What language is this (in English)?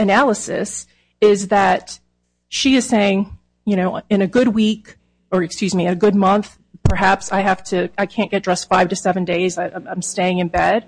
English